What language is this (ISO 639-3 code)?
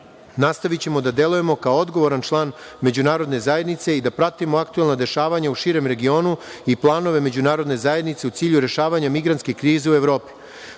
srp